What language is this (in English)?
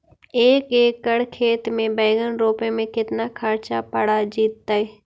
Magahi